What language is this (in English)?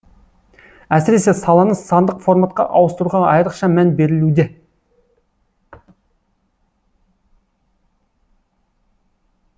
Kazakh